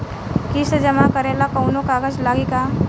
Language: Bhojpuri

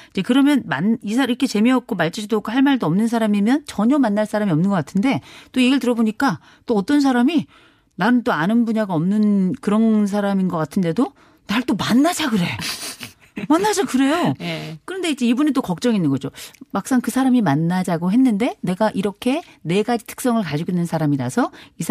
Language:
Korean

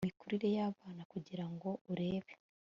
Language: Kinyarwanda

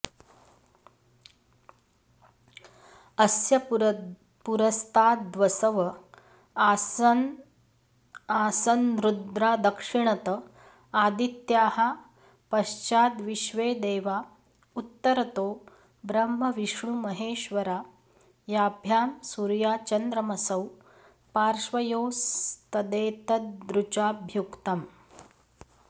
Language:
Sanskrit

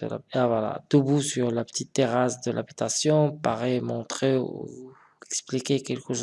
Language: French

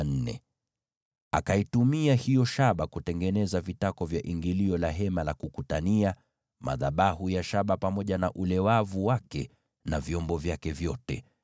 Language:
Swahili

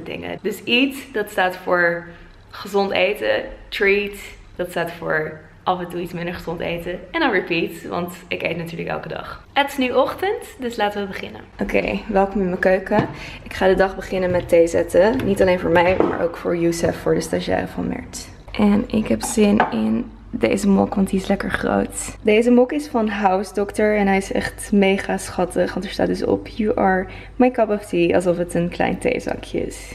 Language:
Dutch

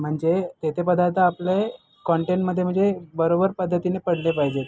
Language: Marathi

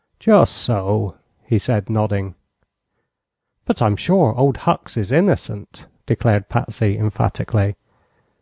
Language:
English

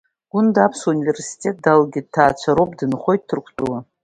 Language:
Abkhazian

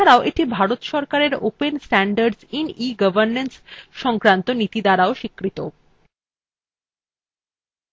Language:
Bangla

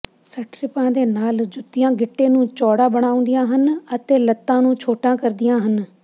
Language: Punjabi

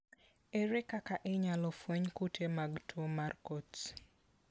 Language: Luo (Kenya and Tanzania)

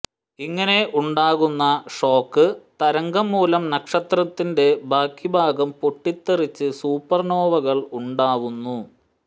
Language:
Malayalam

